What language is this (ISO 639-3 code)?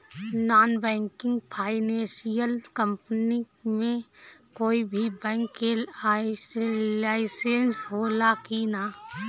bho